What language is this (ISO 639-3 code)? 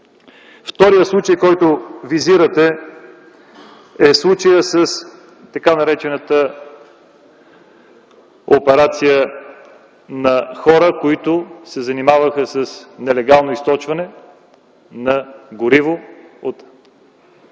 bul